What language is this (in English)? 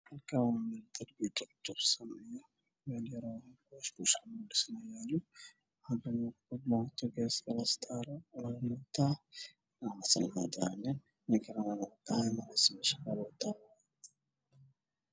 Somali